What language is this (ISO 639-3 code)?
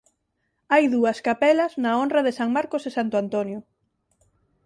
glg